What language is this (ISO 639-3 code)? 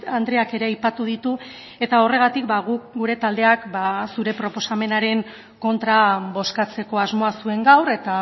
eus